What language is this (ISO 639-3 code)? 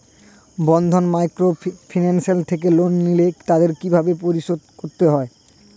ben